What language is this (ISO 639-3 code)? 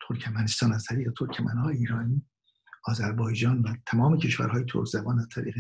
fas